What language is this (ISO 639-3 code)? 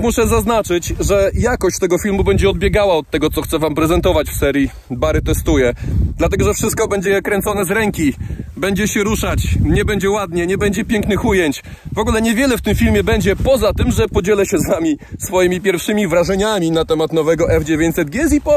pol